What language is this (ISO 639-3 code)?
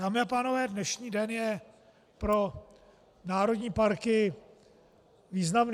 ces